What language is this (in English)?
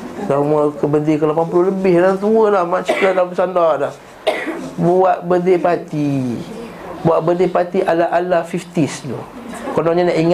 Malay